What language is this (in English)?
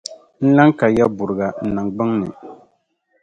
Dagbani